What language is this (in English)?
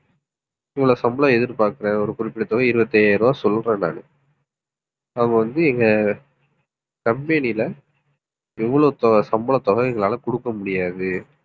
Tamil